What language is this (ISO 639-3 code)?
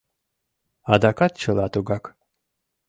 chm